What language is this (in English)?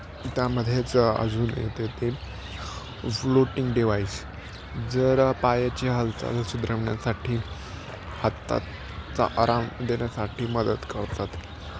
Marathi